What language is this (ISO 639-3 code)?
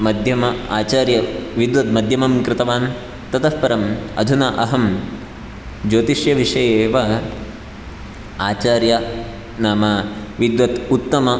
san